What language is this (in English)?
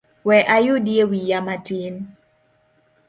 Luo (Kenya and Tanzania)